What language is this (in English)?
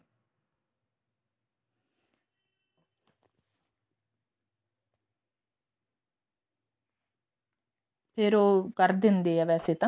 Punjabi